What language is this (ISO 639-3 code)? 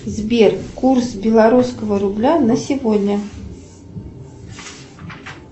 rus